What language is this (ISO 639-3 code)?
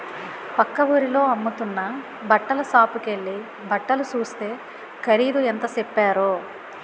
tel